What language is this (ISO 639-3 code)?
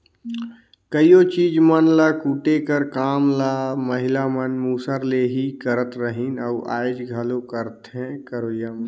hne